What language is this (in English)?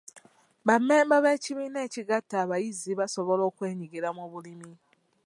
Ganda